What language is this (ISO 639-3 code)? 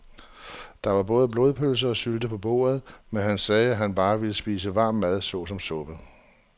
dan